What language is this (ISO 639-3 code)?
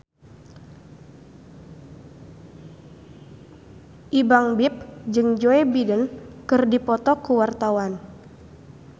sun